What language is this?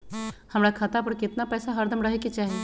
Magahi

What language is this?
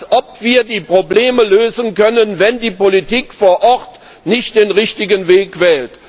German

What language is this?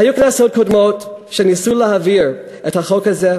Hebrew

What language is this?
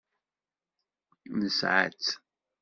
Kabyle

